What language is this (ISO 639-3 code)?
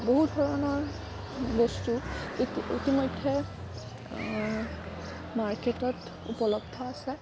asm